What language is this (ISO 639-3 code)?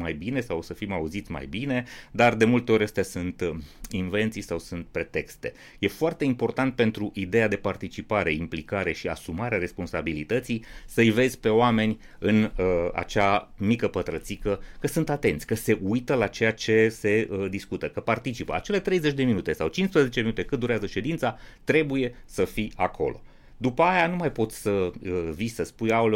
ron